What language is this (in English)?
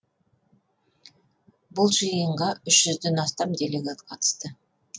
Kazakh